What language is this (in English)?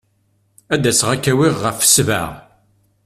Kabyle